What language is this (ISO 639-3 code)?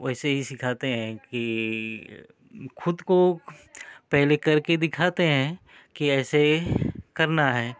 hin